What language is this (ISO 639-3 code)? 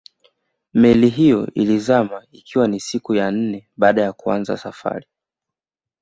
swa